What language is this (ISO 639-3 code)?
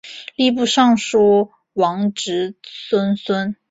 zho